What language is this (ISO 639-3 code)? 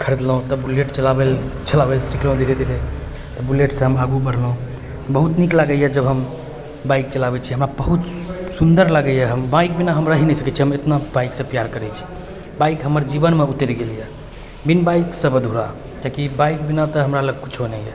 mai